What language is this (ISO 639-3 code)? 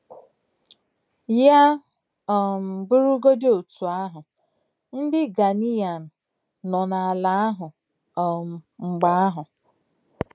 ibo